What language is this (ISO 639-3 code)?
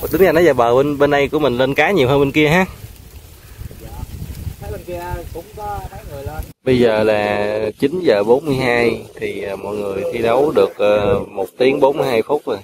vie